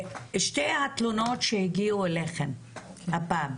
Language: Hebrew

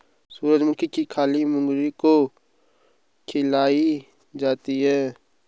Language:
Hindi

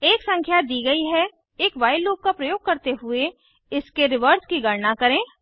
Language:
Hindi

